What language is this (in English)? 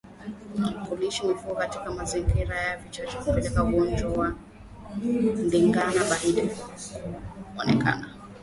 Swahili